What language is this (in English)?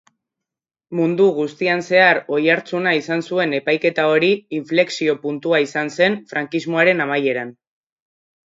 Basque